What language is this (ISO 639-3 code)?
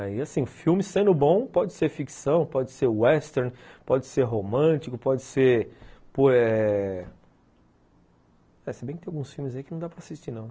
por